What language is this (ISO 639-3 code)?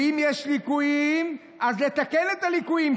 heb